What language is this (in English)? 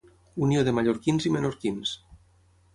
Catalan